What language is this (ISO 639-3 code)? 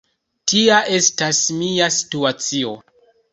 epo